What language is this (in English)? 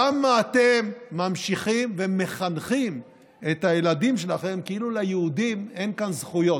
Hebrew